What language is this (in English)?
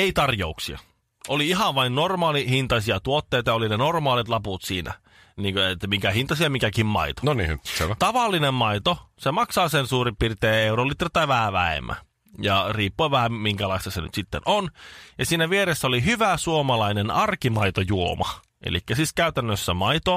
Finnish